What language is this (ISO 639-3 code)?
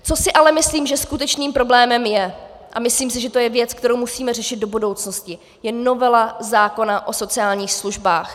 ces